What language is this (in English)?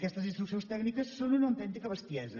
Catalan